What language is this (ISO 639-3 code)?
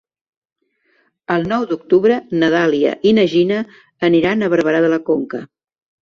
cat